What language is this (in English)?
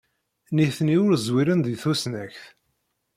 Kabyle